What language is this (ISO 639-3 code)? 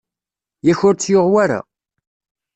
kab